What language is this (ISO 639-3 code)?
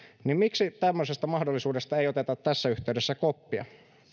fin